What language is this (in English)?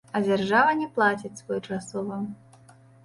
Belarusian